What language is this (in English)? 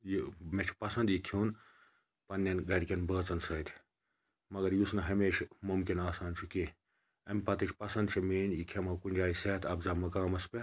Kashmiri